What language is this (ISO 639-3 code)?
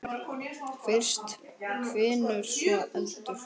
isl